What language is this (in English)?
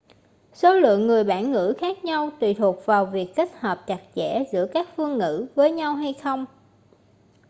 Vietnamese